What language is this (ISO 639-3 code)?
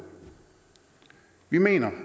dan